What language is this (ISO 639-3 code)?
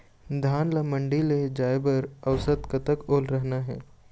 hne